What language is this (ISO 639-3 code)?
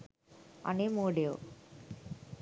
sin